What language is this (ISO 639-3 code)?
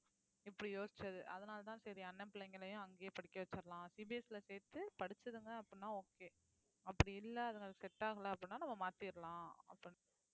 tam